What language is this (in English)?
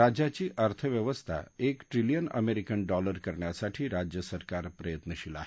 Marathi